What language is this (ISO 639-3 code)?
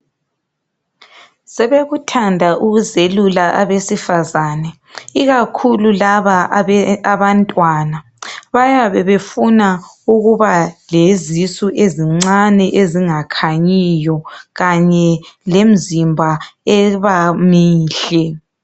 nde